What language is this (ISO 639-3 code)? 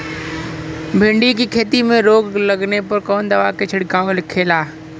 bho